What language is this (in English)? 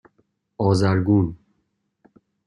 Persian